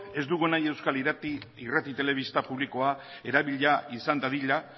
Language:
Basque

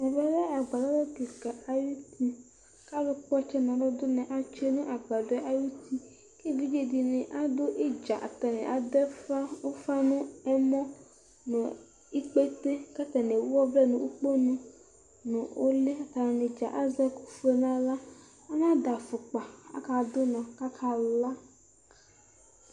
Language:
Ikposo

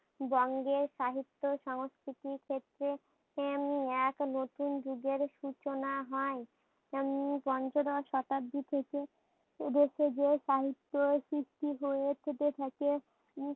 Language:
Bangla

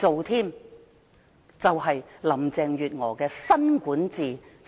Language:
Cantonese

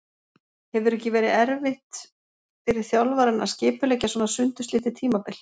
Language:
Icelandic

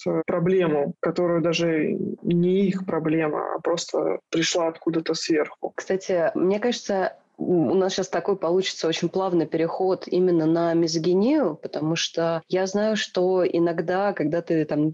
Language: Russian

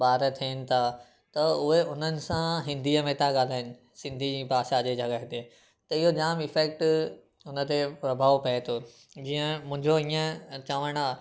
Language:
Sindhi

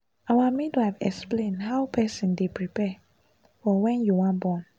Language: Nigerian Pidgin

